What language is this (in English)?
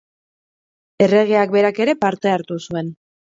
Basque